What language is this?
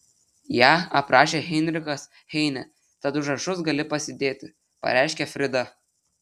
Lithuanian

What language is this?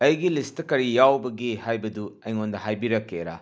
Manipuri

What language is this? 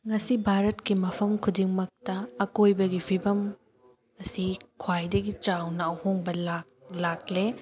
Manipuri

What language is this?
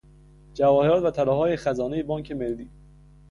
Persian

